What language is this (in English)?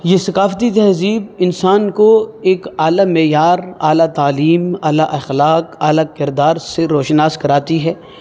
Urdu